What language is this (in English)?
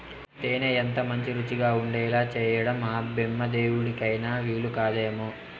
Telugu